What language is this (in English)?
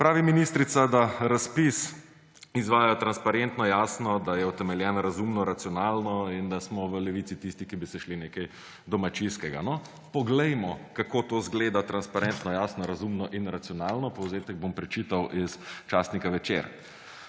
Slovenian